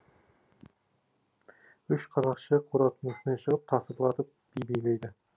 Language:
Kazakh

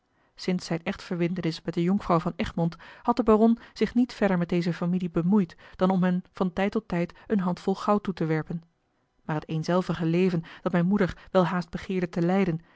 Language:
Dutch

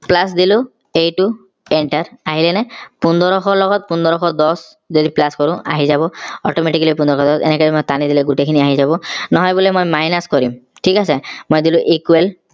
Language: Assamese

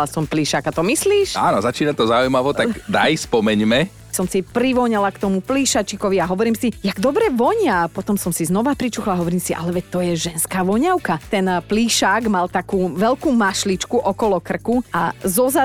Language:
Slovak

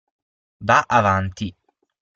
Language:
Italian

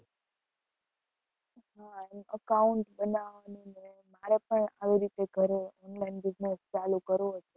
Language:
Gujarati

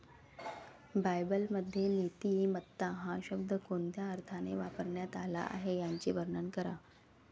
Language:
Marathi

